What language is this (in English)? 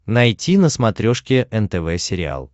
Russian